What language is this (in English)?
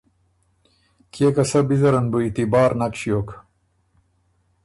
Ormuri